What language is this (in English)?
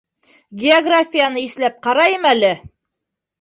Bashkir